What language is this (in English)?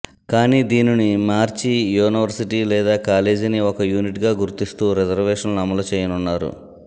Telugu